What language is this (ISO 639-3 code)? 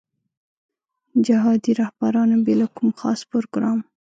pus